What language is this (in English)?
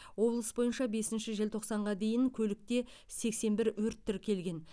Kazakh